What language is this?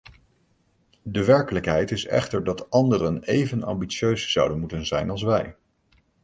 Dutch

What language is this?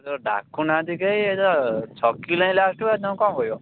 Odia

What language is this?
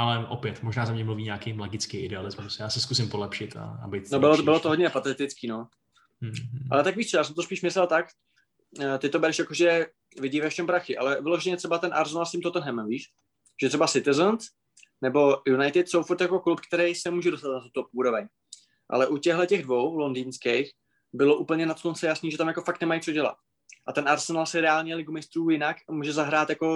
Czech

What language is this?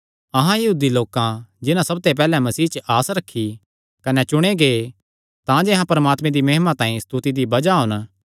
Kangri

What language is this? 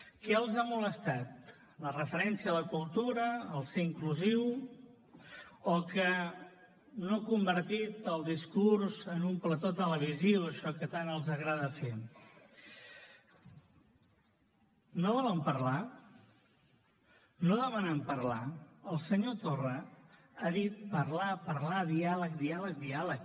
Catalan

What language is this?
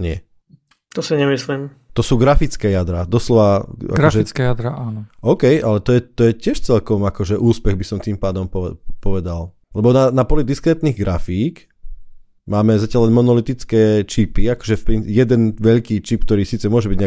Slovak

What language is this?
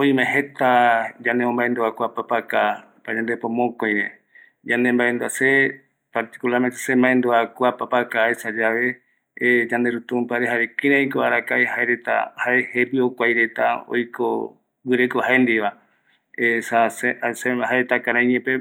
Eastern Bolivian Guaraní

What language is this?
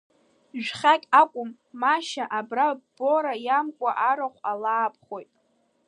Abkhazian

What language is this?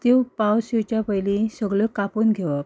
Konkani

